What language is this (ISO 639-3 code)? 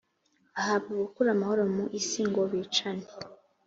kin